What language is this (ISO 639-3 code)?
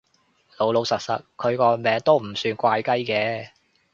yue